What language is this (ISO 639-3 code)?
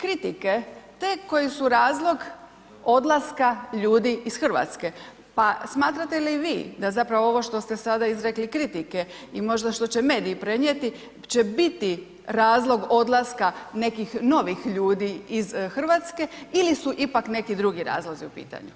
hrv